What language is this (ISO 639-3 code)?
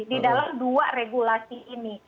ind